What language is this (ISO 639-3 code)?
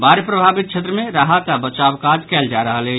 mai